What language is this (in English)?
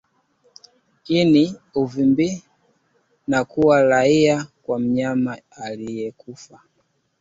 Swahili